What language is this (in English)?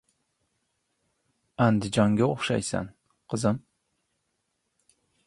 Uzbek